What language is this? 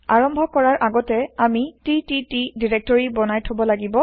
Assamese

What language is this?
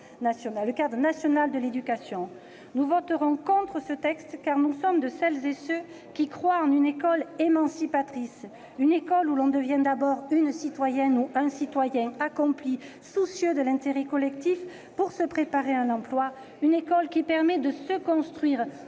French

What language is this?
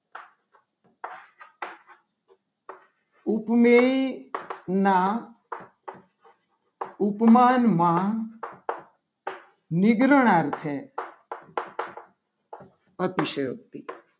Gujarati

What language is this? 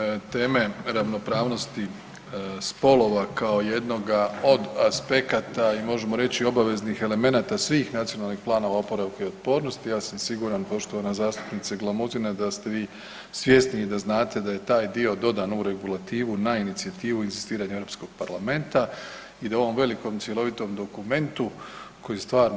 Croatian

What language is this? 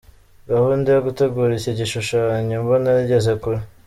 Kinyarwanda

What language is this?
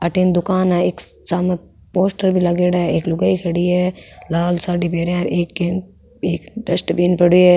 Rajasthani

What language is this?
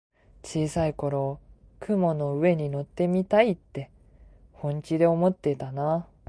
Japanese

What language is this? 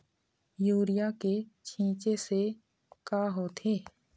Chhattisgarhi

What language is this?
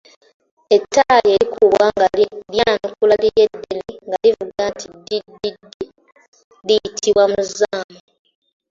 Ganda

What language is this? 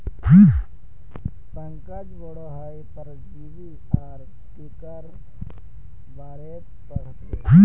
Magahi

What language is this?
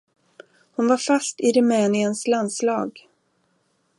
Swedish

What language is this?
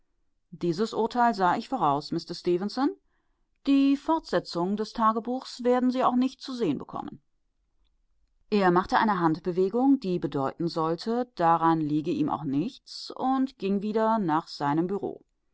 German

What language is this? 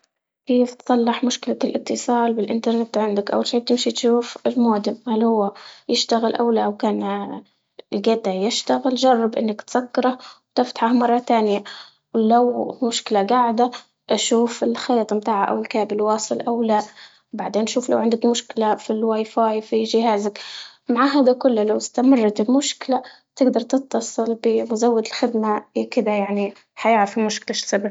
Libyan Arabic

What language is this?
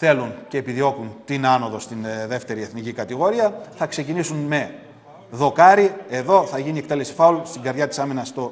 Greek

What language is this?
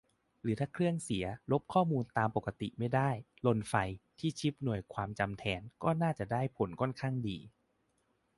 Thai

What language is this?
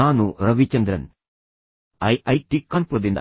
Kannada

